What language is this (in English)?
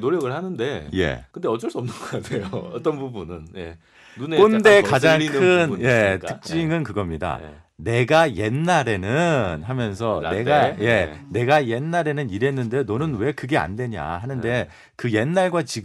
Korean